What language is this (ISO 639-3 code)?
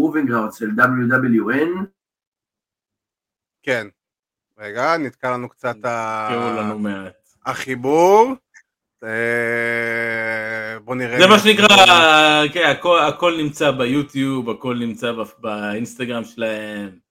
heb